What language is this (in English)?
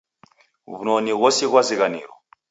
Taita